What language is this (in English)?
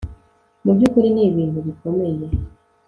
Kinyarwanda